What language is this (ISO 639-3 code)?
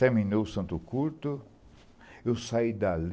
por